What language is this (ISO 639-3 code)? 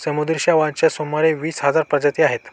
mar